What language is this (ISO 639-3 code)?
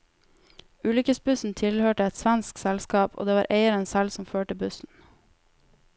nor